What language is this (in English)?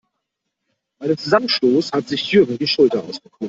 German